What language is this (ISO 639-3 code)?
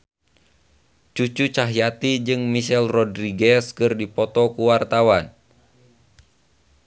sun